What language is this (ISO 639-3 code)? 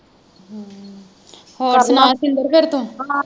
pan